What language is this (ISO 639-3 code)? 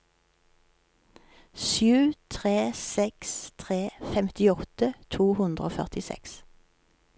nor